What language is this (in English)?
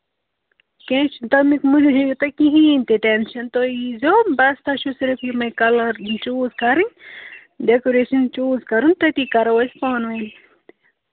Kashmiri